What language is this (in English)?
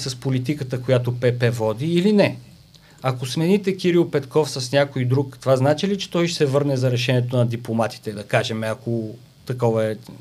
Bulgarian